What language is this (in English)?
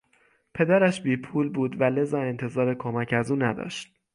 Persian